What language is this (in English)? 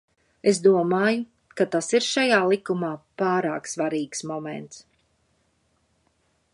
Latvian